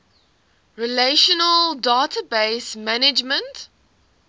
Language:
English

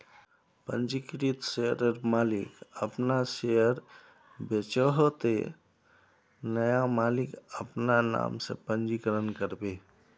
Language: Magahi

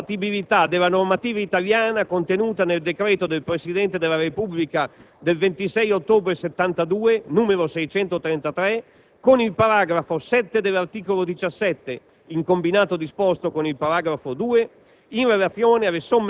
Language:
Italian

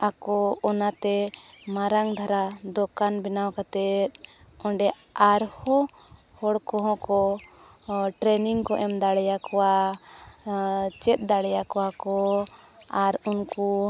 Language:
Santali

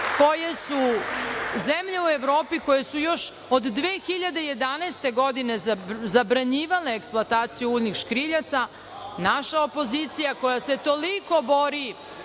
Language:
Serbian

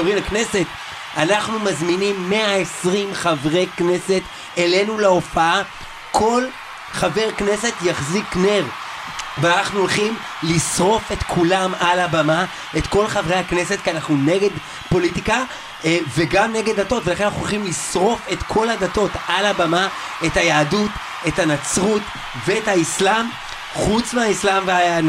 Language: Hebrew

